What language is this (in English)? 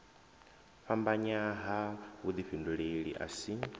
Venda